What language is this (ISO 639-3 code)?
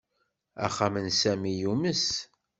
kab